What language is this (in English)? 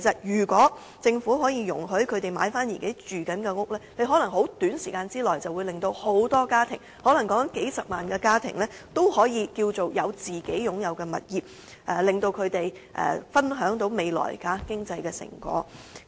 Cantonese